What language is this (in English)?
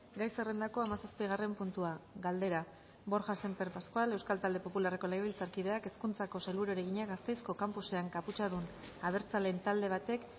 Basque